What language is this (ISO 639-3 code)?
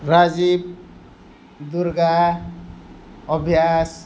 nep